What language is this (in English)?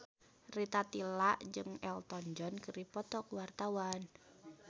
Sundanese